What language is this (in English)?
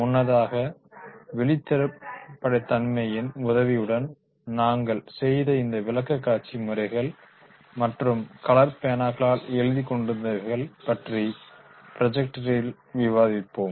Tamil